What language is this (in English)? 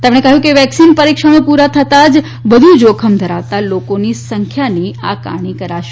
Gujarati